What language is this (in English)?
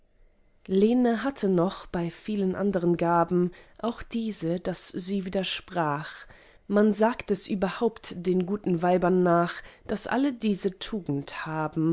German